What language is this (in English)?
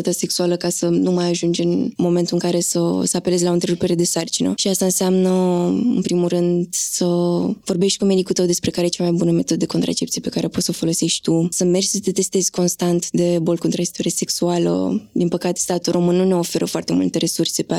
Romanian